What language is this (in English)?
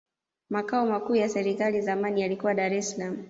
Swahili